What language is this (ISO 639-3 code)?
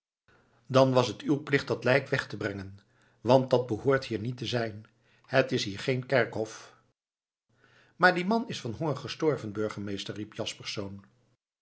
nld